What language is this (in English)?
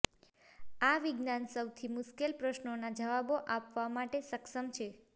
Gujarati